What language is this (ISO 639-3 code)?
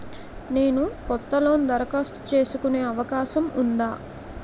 tel